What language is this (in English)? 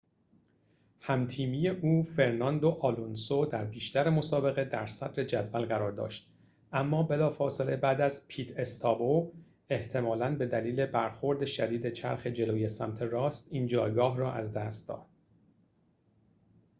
Persian